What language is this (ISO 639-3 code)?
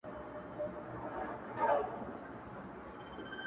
pus